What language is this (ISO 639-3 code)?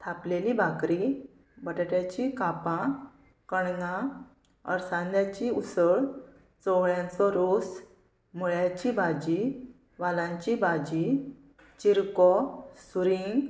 kok